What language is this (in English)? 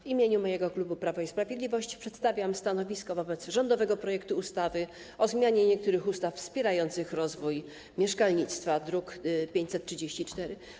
Polish